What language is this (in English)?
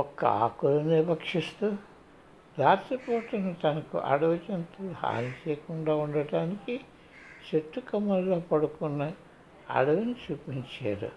Telugu